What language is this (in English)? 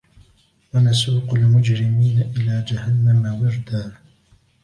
Arabic